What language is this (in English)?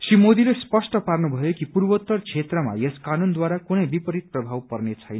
Nepali